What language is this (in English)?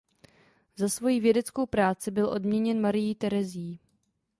Czech